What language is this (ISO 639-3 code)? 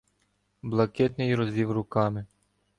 ukr